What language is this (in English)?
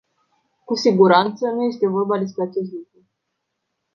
Romanian